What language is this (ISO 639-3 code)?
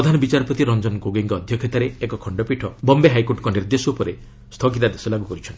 ori